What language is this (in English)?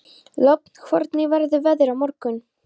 Icelandic